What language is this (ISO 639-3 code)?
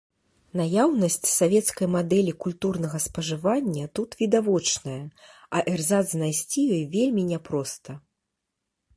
bel